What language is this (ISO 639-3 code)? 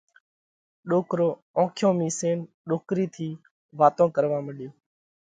kvx